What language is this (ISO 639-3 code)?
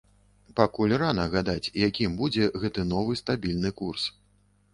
bel